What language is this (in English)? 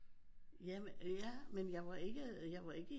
Danish